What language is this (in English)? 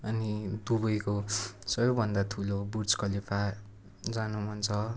Nepali